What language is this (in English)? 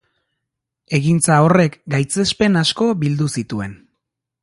Basque